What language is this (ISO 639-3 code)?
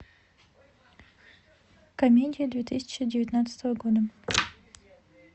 rus